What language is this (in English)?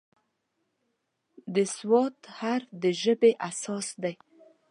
Pashto